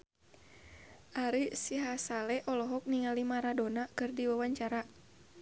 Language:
Sundanese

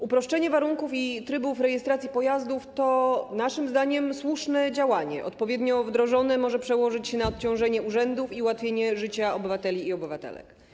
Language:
Polish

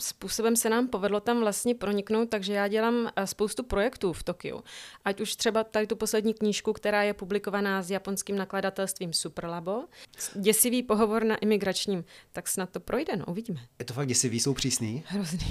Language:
Czech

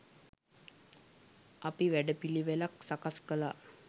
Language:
Sinhala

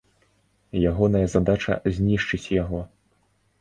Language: Belarusian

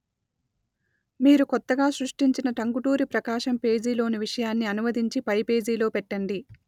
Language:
Telugu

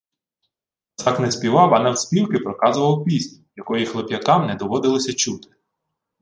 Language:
Ukrainian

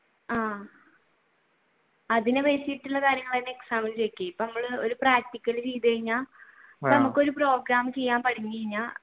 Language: Malayalam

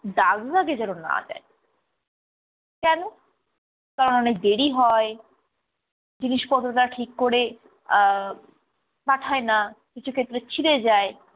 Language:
Bangla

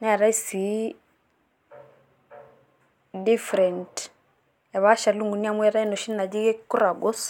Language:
Masai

